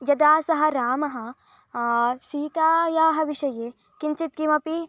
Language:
Sanskrit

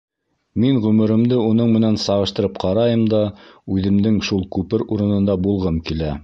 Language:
Bashkir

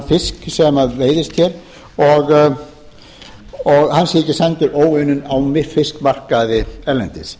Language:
Icelandic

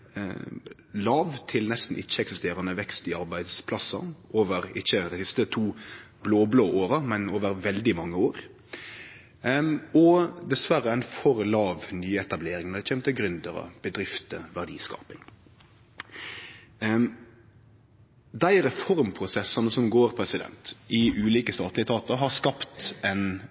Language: Norwegian Nynorsk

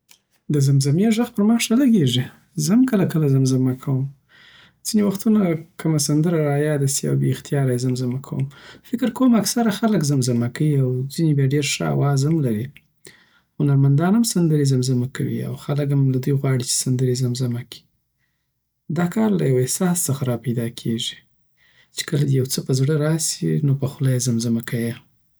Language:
Southern Pashto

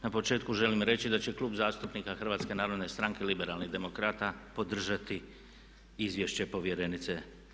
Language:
Croatian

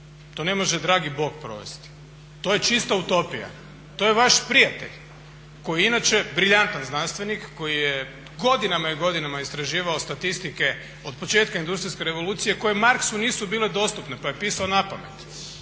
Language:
Croatian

